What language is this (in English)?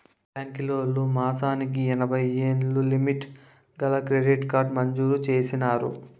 Telugu